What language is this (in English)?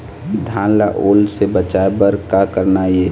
Chhattisgarhi